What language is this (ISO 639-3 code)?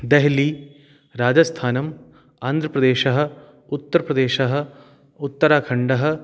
san